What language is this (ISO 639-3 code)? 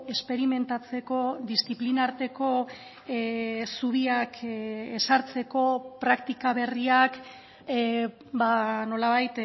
eus